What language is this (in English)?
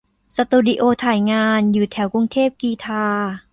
Thai